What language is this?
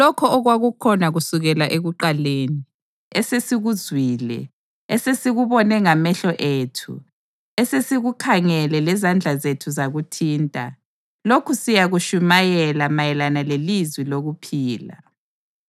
North Ndebele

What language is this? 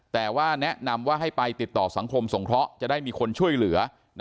Thai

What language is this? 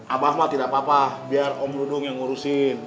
Indonesian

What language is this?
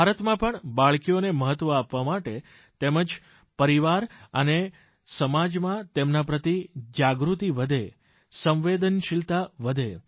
Gujarati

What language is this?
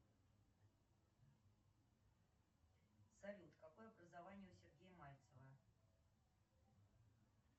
Russian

